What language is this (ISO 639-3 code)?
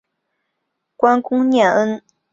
zho